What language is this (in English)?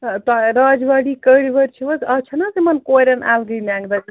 Kashmiri